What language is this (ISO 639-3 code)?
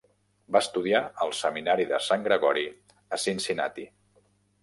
cat